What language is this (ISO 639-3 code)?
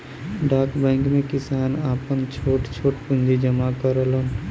bho